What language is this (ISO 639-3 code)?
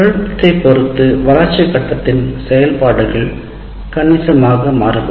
tam